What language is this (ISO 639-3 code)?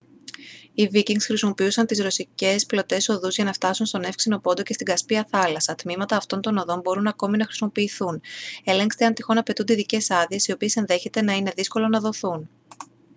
ell